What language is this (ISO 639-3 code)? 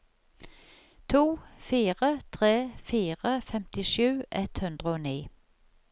nor